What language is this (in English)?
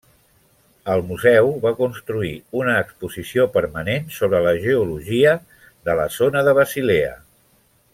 Catalan